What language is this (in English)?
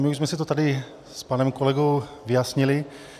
Czech